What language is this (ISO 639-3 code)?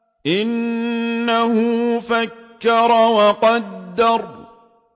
ara